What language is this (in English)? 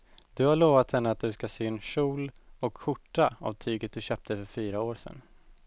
Swedish